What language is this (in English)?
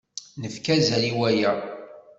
Kabyle